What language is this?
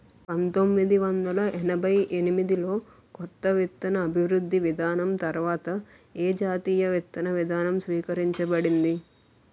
Telugu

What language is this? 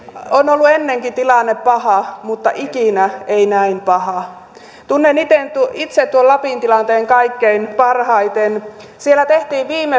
Finnish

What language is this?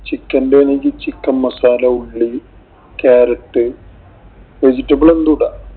Malayalam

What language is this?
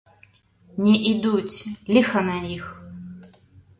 Belarusian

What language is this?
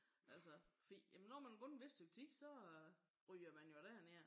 Danish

